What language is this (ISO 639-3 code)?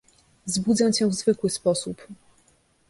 pol